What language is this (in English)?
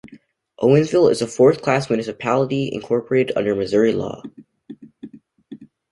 English